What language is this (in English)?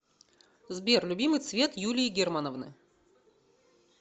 Russian